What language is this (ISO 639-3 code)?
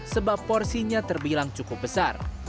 ind